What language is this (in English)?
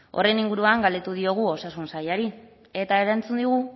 Basque